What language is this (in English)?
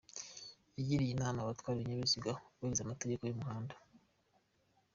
Kinyarwanda